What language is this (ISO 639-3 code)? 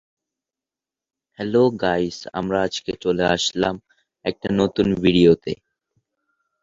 ben